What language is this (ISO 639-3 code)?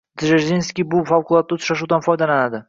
uzb